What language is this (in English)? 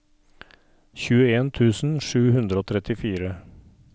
Norwegian